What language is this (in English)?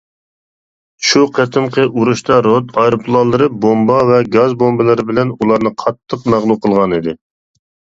Uyghur